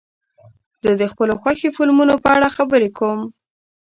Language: Pashto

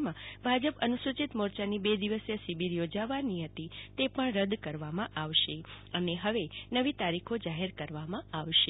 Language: Gujarati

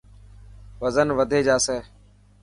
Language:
Dhatki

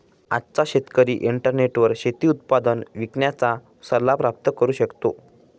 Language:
Marathi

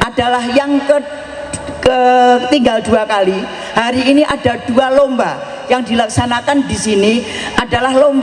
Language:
Indonesian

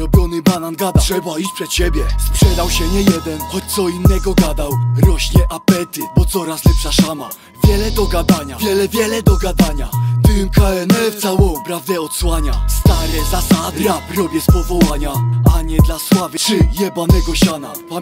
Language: Polish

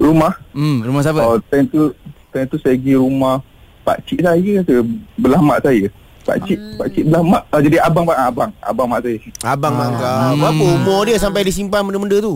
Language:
Malay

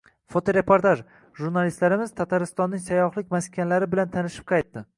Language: Uzbek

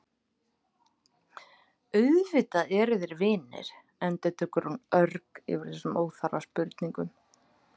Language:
Icelandic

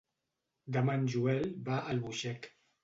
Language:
Catalan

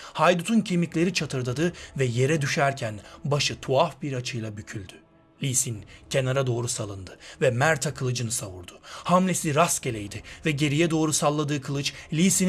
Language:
Turkish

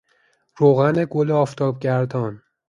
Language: Persian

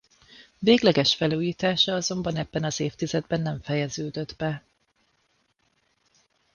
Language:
Hungarian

